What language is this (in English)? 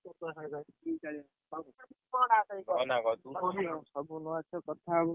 Odia